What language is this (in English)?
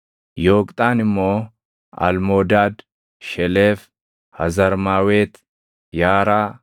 Oromo